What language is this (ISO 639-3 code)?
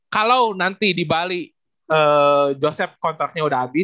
ind